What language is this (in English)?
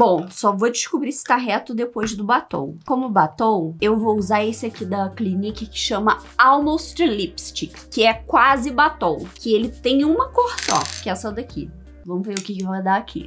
Portuguese